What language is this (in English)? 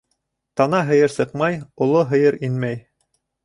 Bashkir